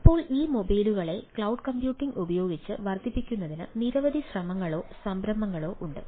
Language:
Malayalam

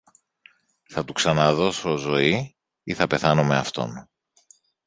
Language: Greek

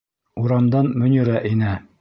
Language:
Bashkir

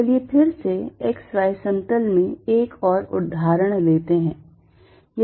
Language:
Hindi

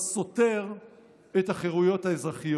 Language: Hebrew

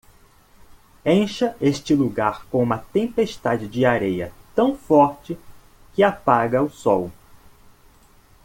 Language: Portuguese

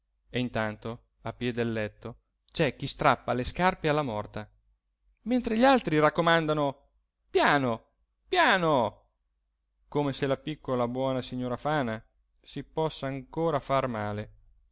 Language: Italian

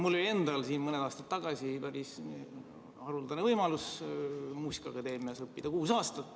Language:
Estonian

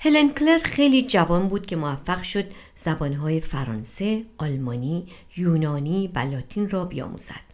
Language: Persian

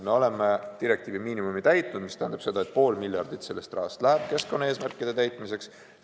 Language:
Estonian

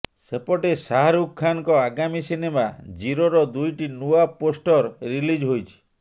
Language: Odia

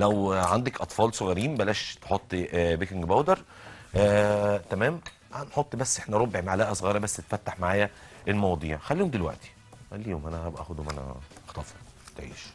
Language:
Arabic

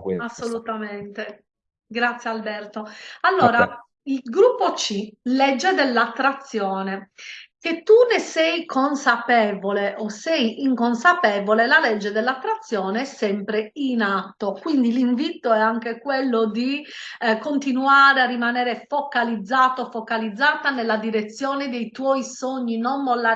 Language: Italian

